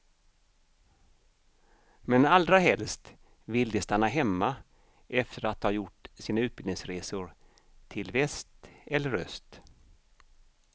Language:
Swedish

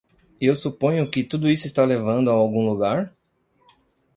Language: Portuguese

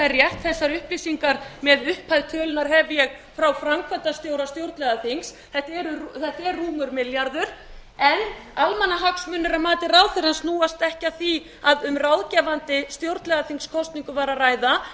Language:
Icelandic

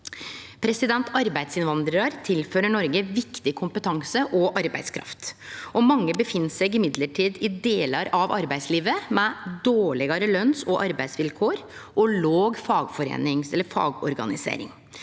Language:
Norwegian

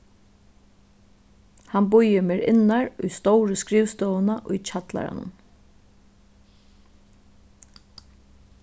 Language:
Faroese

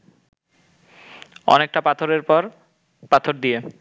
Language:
Bangla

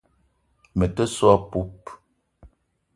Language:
Eton (Cameroon)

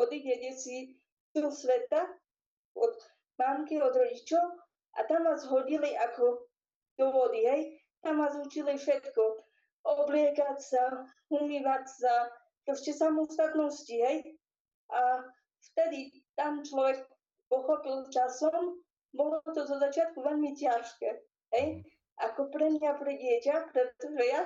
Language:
Slovak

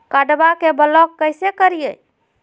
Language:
Magahi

